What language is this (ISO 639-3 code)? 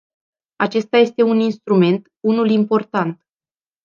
ron